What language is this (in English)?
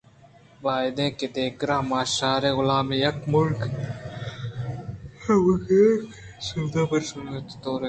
Eastern Balochi